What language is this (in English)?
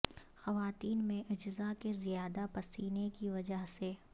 Urdu